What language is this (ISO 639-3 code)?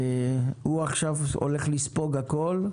heb